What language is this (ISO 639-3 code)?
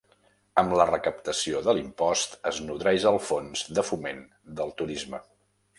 cat